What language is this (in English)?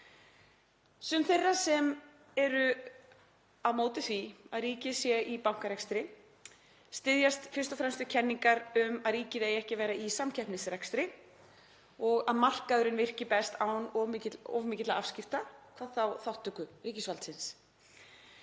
Icelandic